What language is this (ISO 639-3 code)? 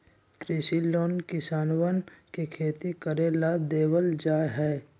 mag